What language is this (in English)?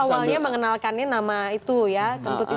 Indonesian